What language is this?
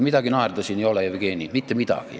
Estonian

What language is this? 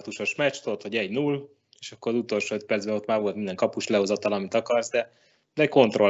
Hungarian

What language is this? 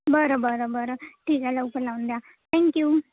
Marathi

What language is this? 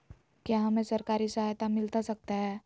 Magahi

